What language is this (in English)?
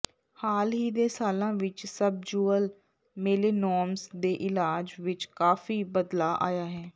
Punjabi